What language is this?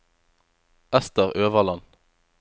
Norwegian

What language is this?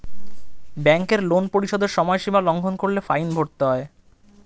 Bangla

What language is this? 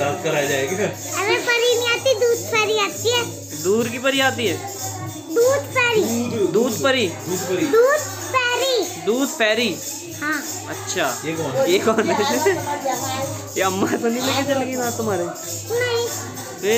Hindi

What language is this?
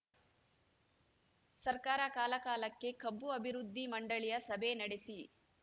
Kannada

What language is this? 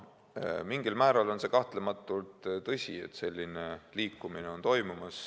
Estonian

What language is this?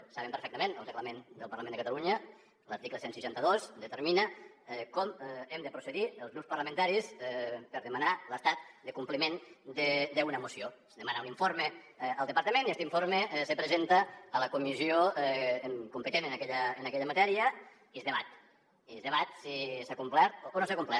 Catalan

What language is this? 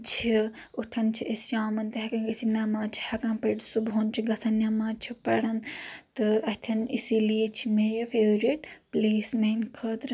Kashmiri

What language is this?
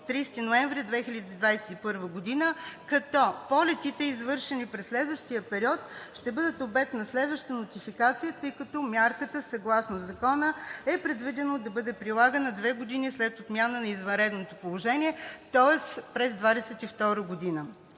Bulgarian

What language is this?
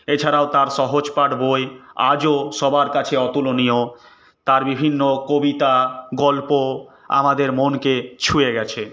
Bangla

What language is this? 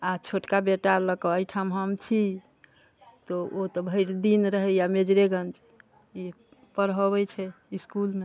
Maithili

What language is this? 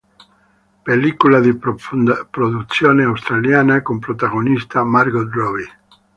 Italian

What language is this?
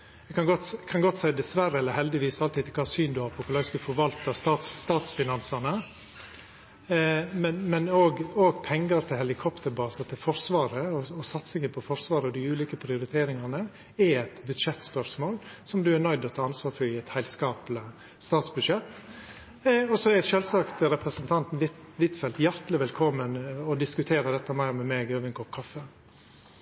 Norwegian Nynorsk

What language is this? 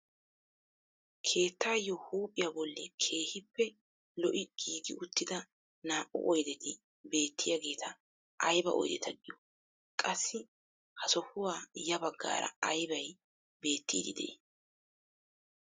Wolaytta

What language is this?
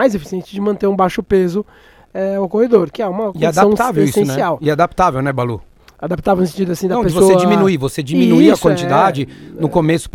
Portuguese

